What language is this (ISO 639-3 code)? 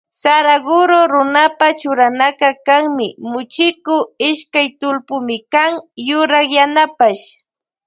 qvj